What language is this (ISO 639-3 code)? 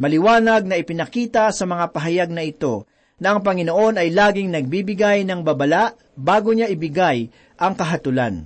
fil